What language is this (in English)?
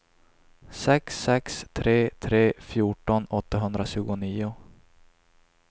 Swedish